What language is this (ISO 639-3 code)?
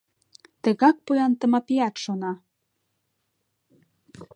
chm